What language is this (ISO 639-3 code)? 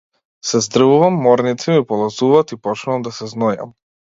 mkd